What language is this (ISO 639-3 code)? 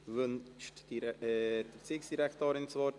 gsw